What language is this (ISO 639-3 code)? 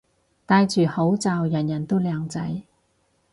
yue